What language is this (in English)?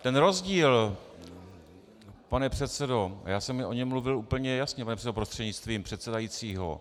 Czech